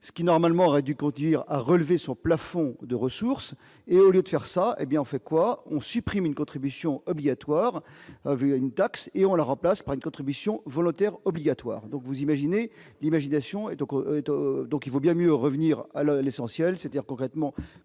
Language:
French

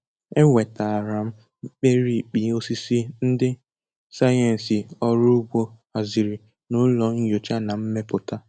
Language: Igbo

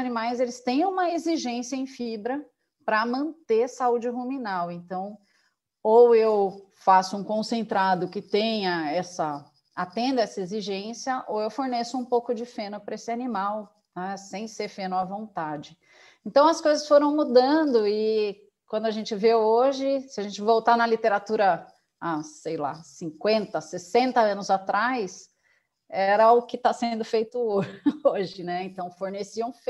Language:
Portuguese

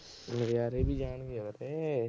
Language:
Punjabi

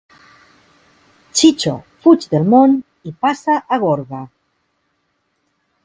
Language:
Catalan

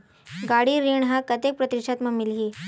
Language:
Chhattisgarhi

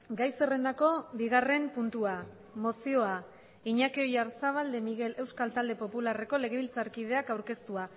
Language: Basque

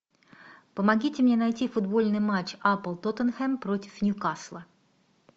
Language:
Russian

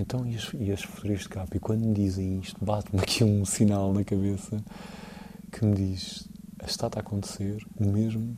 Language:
Portuguese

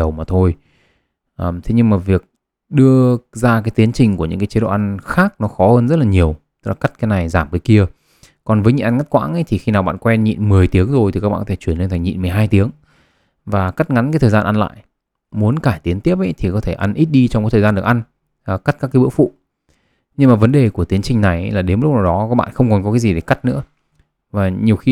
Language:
Vietnamese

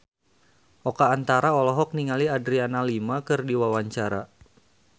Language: Sundanese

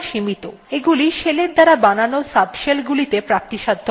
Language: Bangla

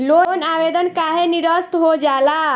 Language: Bhojpuri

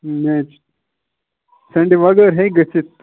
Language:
Kashmiri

